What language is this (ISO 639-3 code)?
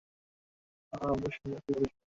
ben